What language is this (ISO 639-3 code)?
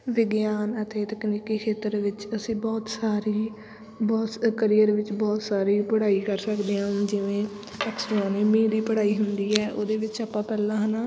pan